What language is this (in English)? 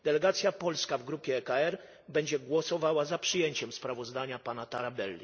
Polish